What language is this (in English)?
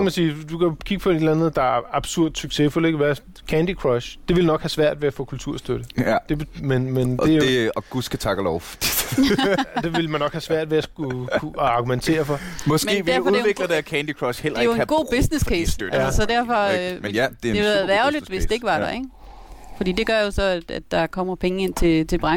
Danish